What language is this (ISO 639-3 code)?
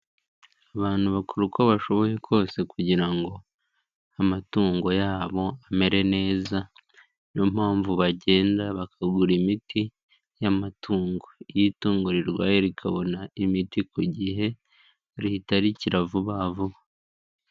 kin